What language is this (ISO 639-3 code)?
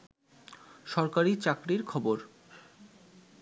ben